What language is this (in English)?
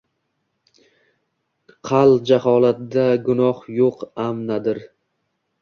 Uzbek